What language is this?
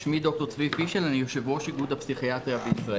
Hebrew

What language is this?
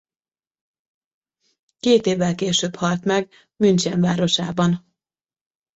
Hungarian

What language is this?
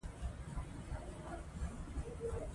Pashto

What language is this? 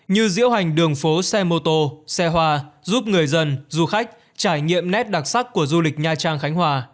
Vietnamese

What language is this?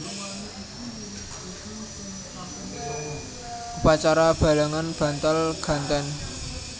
Javanese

